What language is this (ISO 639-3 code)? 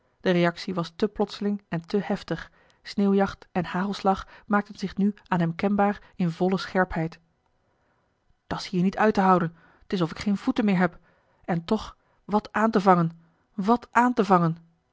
nld